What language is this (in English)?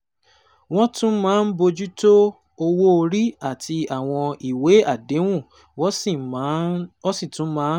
Yoruba